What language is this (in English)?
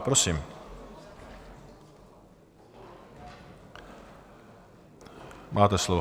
Czech